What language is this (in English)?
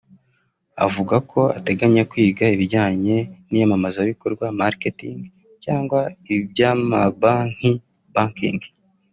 Kinyarwanda